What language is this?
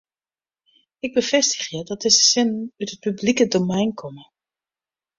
Western Frisian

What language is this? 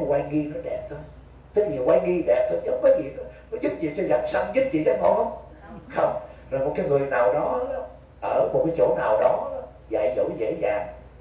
Vietnamese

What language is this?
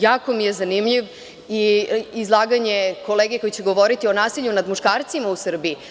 Serbian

